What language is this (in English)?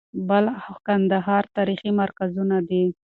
Pashto